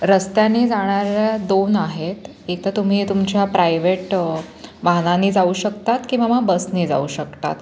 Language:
Marathi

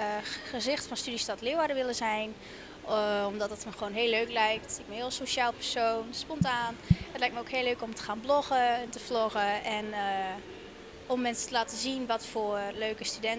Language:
Dutch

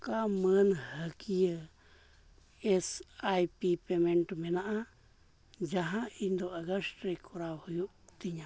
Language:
Santali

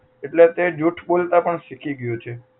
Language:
Gujarati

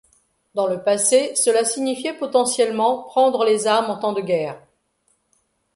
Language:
French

